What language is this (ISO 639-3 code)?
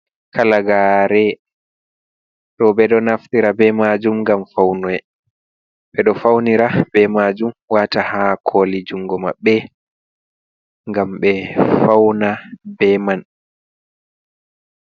ful